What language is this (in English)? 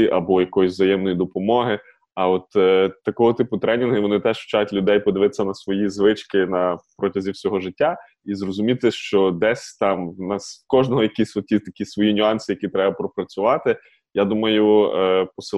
Ukrainian